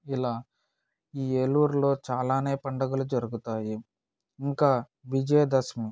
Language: Telugu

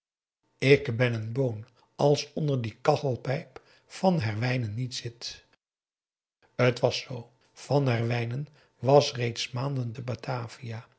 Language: Dutch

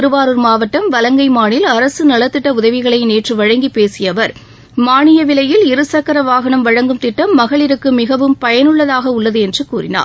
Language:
Tamil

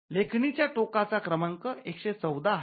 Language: Marathi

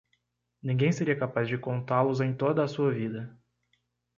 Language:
Portuguese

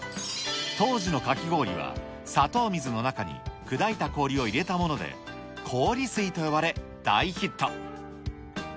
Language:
Japanese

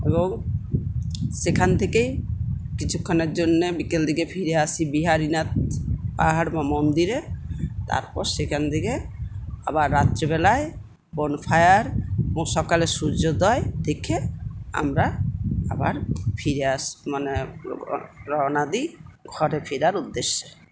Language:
Bangla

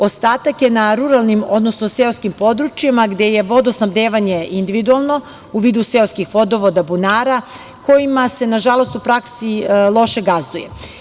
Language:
Serbian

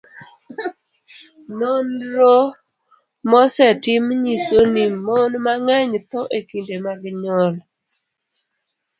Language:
Luo (Kenya and Tanzania)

